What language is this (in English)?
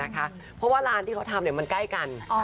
Thai